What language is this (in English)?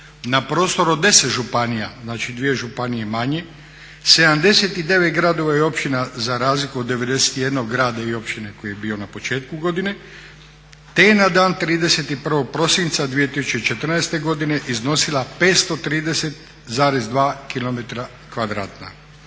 Croatian